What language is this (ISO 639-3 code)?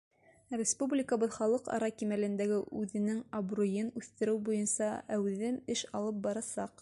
bak